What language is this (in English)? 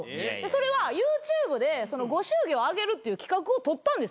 Japanese